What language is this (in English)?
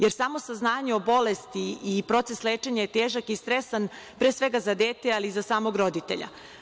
Serbian